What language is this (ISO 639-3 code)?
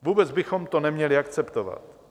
ces